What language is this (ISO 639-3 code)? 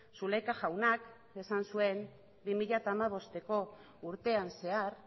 eus